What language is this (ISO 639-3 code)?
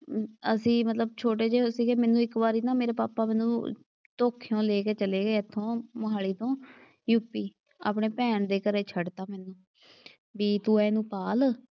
pan